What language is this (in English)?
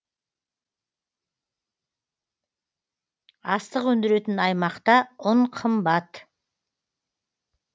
Kazakh